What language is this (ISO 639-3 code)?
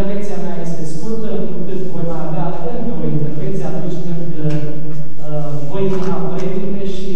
ron